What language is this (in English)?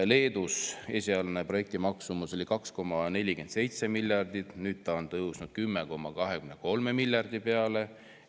Estonian